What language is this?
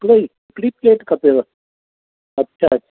Sindhi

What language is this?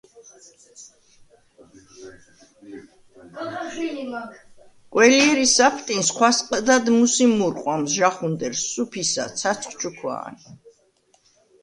Svan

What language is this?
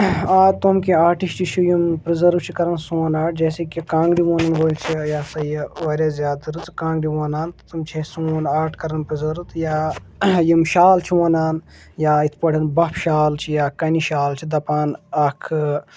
Kashmiri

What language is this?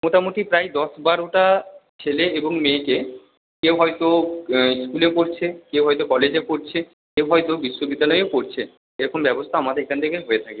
Bangla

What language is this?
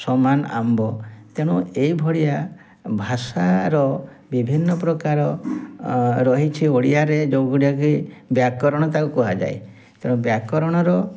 Odia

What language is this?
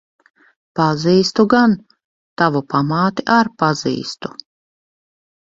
Latvian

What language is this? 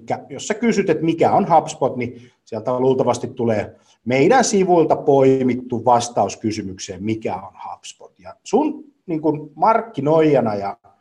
Finnish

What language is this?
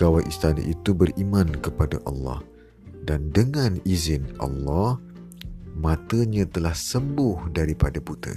Malay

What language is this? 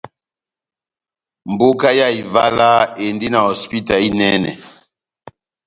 Batanga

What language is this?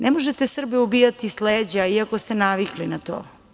Serbian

